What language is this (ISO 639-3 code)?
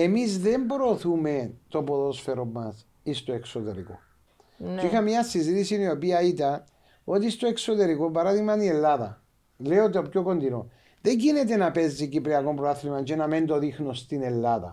ell